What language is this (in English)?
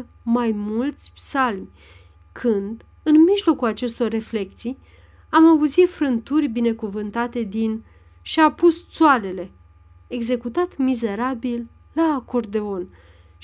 Romanian